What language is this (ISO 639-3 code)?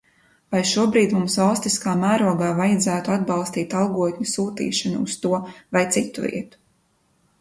lav